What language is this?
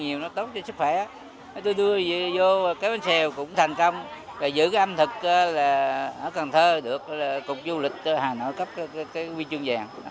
Vietnamese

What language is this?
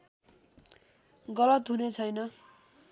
Nepali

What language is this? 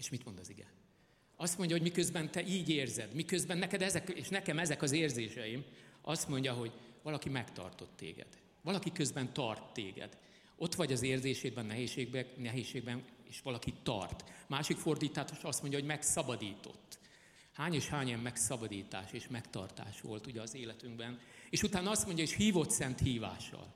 Hungarian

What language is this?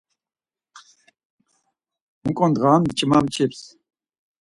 Laz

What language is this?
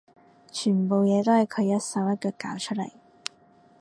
Cantonese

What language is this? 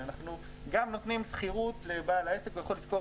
Hebrew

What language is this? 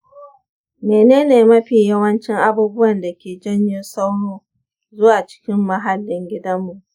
Hausa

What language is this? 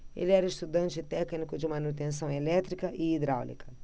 Portuguese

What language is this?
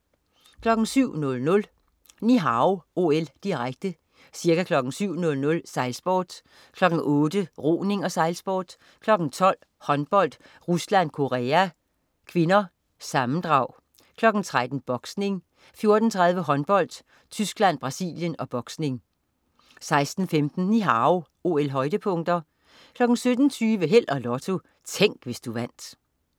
Danish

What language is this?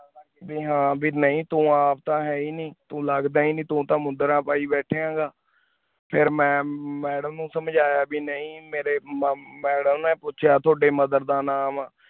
Punjabi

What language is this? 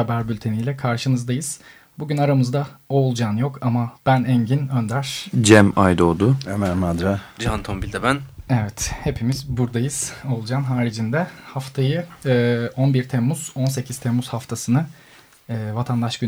Turkish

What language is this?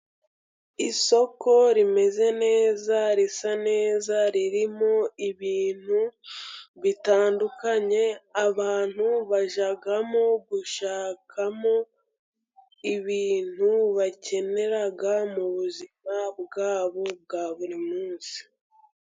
Kinyarwanda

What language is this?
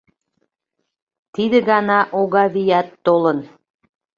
Mari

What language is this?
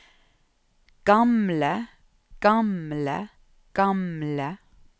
Norwegian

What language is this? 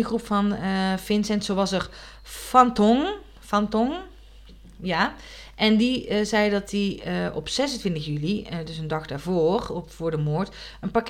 Dutch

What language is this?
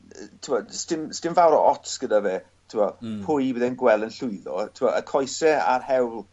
Welsh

